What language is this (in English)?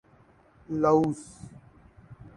Urdu